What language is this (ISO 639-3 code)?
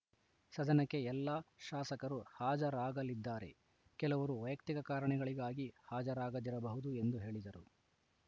kan